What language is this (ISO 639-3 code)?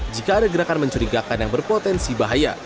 ind